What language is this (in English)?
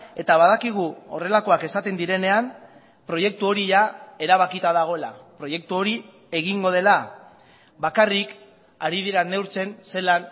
Basque